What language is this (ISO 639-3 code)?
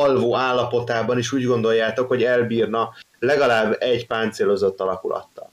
hun